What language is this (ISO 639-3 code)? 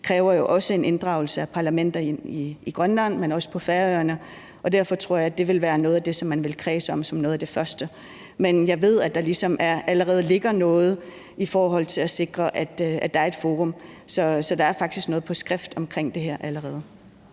dan